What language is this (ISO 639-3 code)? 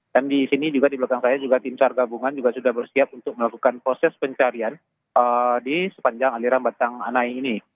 ind